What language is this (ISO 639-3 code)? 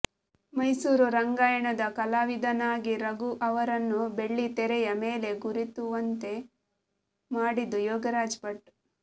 kan